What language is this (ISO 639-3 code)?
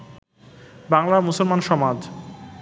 ben